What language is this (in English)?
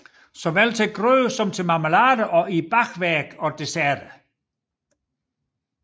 Danish